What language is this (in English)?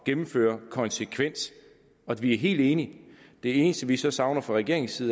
Danish